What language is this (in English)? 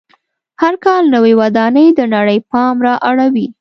Pashto